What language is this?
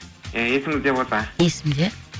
Kazakh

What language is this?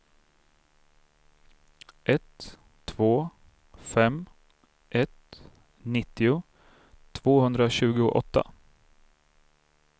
Swedish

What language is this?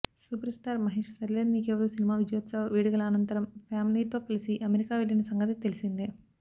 Telugu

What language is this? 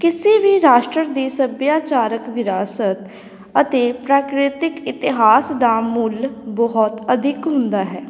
Punjabi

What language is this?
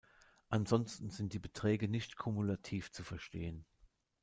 German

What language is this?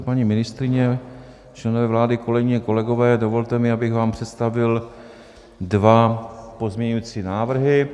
Czech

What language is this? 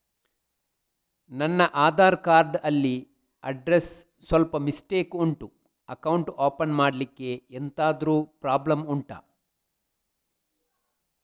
Kannada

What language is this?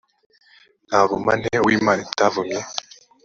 Kinyarwanda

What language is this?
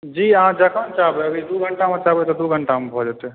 Maithili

